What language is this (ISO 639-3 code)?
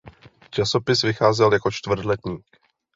ces